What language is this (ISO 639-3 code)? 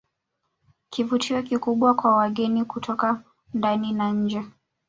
swa